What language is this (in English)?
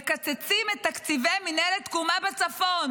Hebrew